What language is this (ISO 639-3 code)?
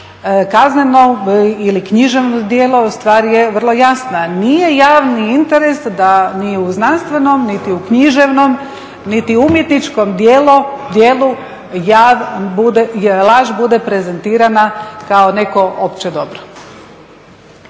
hrv